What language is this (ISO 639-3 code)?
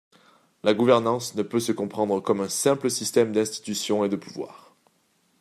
fra